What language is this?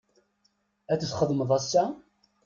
Kabyle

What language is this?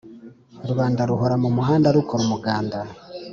Kinyarwanda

